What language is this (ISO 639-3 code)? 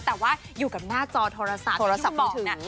tha